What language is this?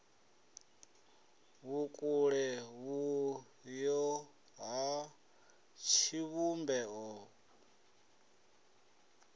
Venda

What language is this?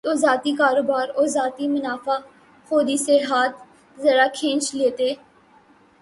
Urdu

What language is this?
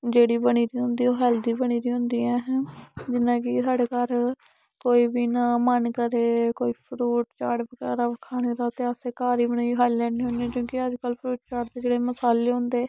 Dogri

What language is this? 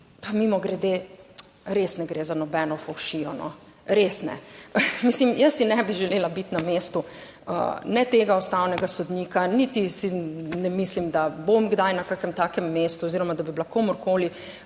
Slovenian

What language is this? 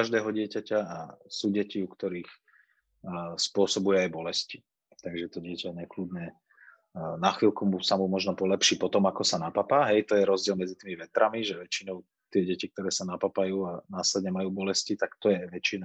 Slovak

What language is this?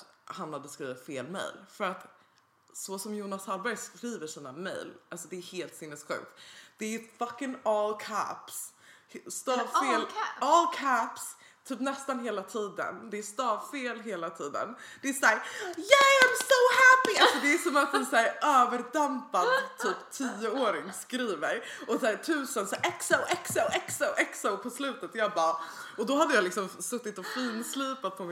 Swedish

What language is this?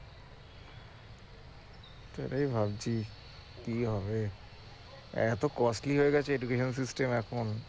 Bangla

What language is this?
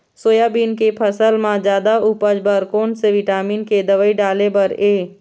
Chhattisgarhi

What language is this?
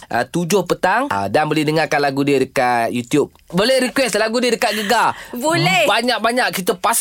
Malay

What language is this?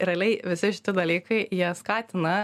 Lithuanian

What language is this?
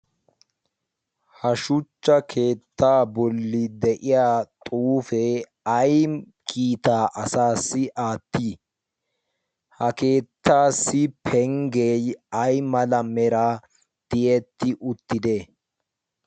Wolaytta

